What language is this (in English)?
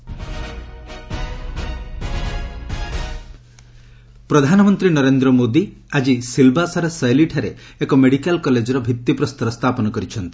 Odia